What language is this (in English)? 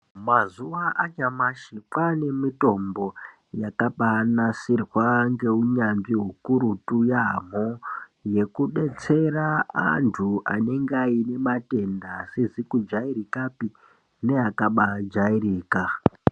Ndau